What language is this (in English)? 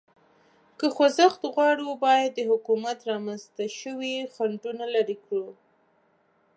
Pashto